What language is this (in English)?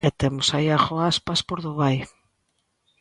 Galician